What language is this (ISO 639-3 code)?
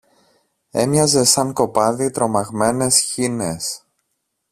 ell